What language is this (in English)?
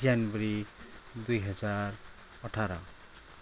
Nepali